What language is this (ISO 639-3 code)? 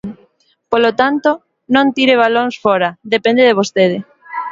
glg